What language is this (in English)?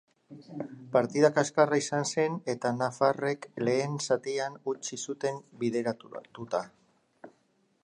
Basque